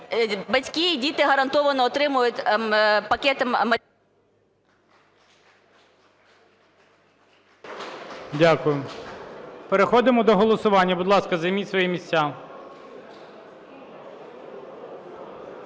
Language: Ukrainian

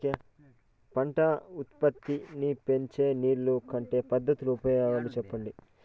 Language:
Telugu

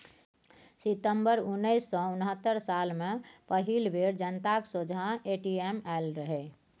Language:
Maithili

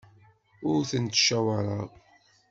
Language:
Kabyle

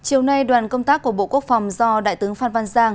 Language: Vietnamese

